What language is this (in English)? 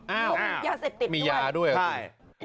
Thai